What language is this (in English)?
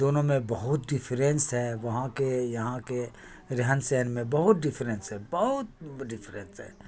Urdu